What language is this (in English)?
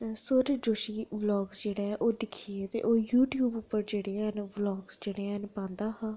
Dogri